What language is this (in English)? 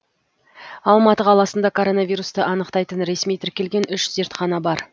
Kazakh